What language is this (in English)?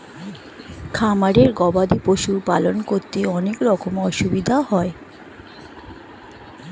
Bangla